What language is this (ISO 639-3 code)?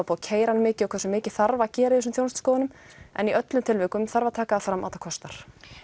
isl